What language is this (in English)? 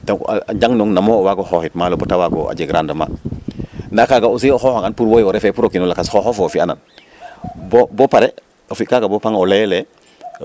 Serer